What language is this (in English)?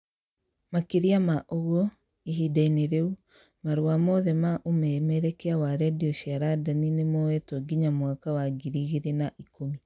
Kikuyu